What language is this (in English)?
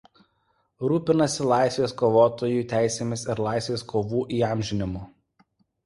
Lithuanian